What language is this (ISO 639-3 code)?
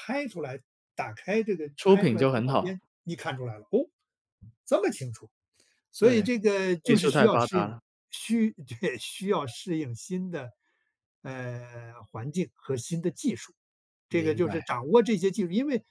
zho